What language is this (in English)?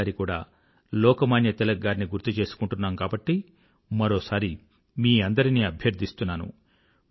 Telugu